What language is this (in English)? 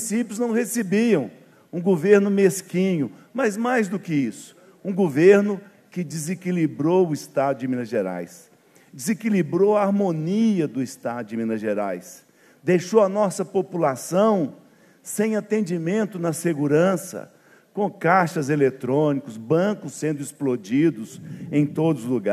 Portuguese